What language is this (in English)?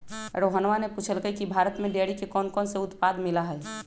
Magahi